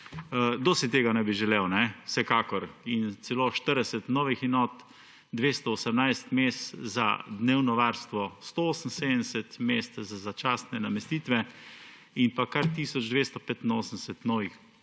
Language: Slovenian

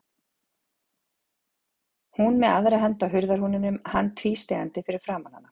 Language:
Icelandic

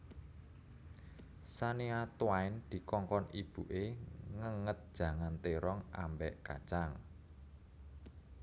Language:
Javanese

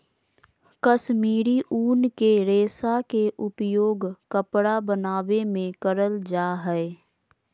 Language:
Magahi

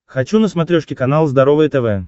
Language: Russian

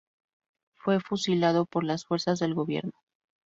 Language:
Spanish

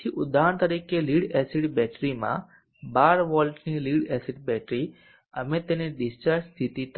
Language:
Gujarati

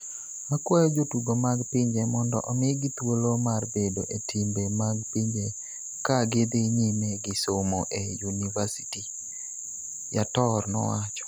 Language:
Luo (Kenya and Tanzania)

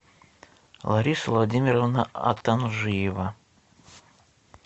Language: Russian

